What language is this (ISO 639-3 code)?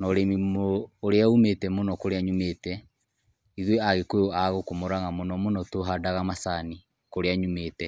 kik